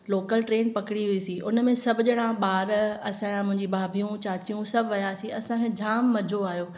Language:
Sindhi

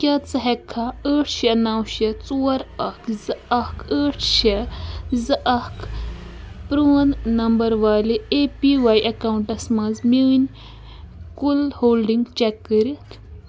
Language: Kashmiri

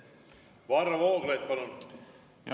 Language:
Estonian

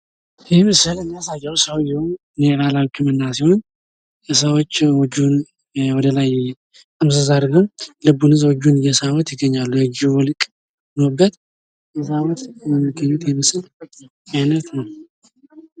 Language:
Amharic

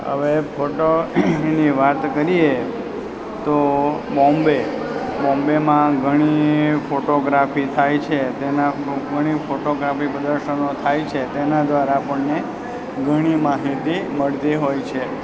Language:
Gujarati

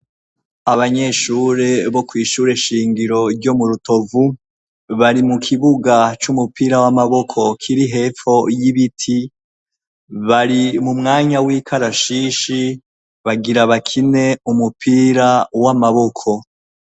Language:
Rundi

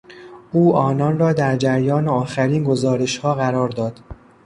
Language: Persian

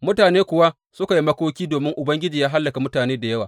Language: Hausa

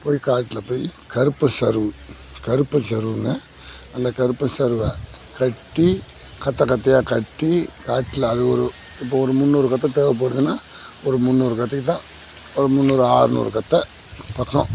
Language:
Tamil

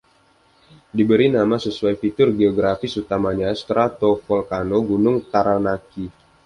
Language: Indonesian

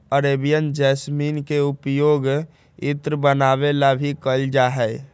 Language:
Magahi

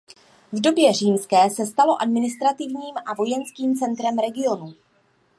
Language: Czech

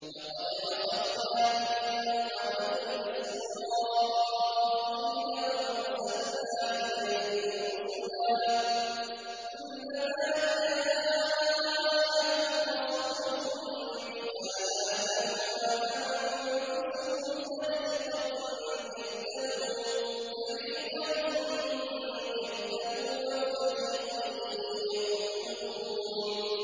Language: Arabic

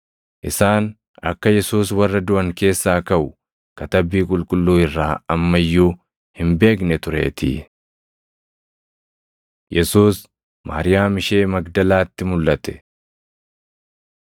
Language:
Oromo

